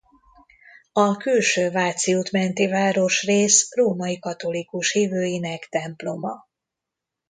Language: Hungarian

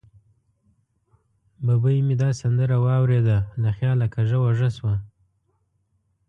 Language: Pashto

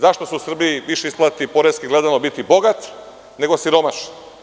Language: Serbian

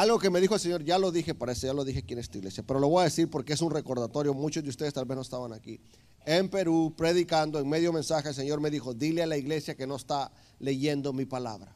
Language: Spanish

